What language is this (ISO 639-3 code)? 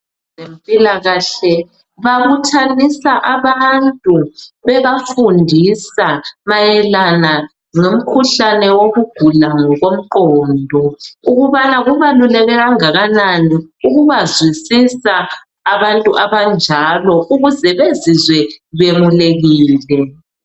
nde